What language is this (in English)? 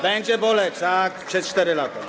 Polish